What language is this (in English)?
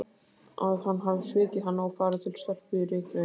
Icelandic